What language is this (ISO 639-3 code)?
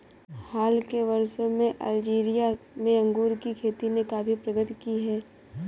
hin